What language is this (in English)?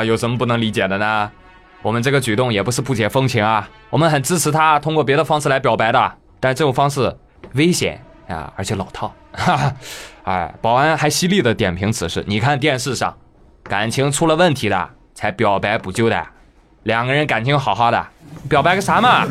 Chinese